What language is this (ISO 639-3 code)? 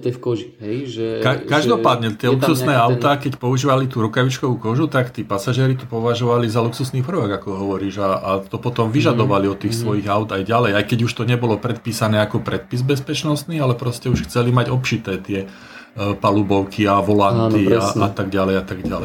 slk